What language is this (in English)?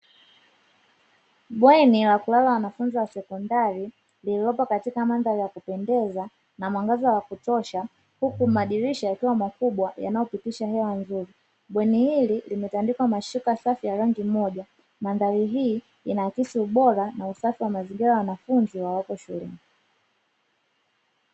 Swahili